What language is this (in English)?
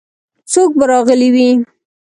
Pashto